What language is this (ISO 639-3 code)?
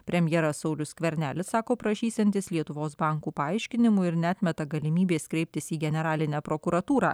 lit